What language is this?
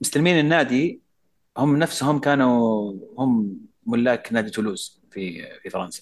Arabic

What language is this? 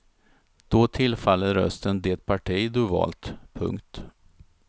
Swedish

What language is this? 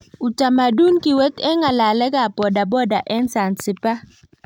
Kalenjin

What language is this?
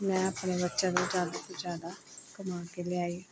Punjabi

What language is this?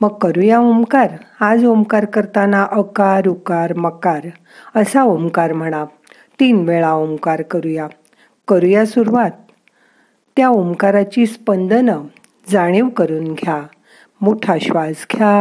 Marathi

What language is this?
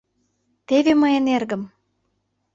Mari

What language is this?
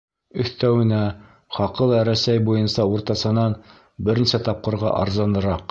Bashkir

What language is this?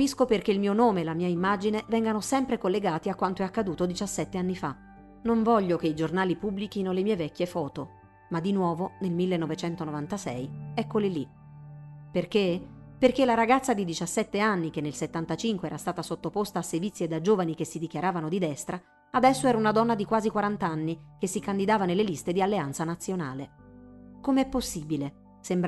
Italian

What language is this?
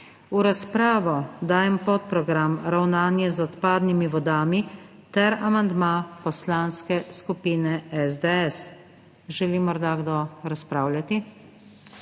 Slovenian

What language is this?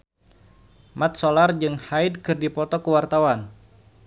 Sundanese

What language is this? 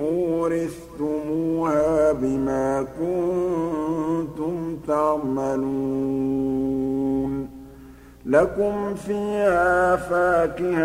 Arabic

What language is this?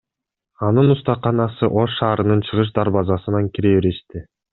Kyrgyz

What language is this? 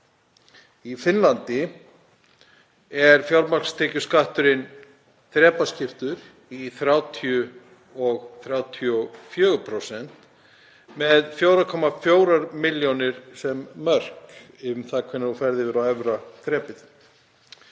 Icelandic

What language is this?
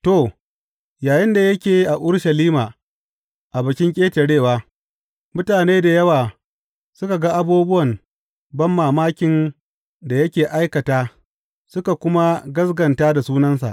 Hausa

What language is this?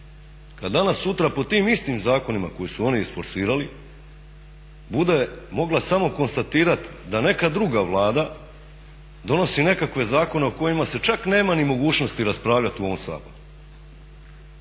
Croatian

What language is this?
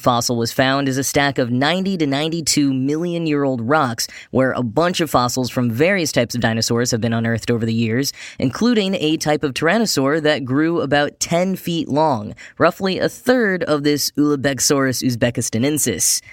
English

